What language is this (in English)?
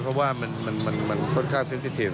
Thai